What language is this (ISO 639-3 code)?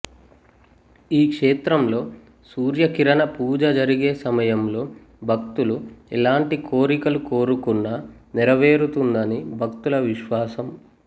tel